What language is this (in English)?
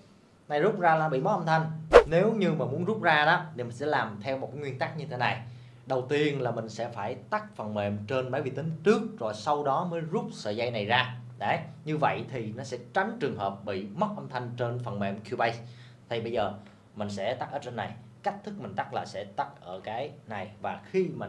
Vietnamese